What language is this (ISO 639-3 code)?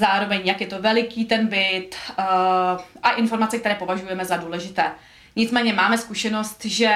ces